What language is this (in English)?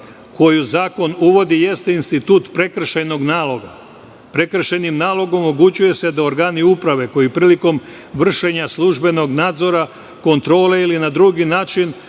Serbian